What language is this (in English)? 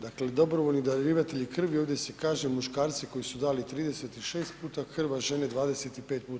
Croatian